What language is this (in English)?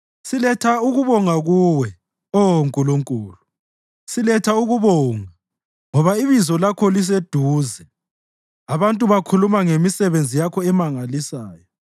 North Ndebele